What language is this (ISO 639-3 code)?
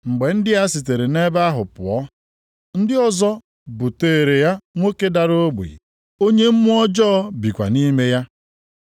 ibo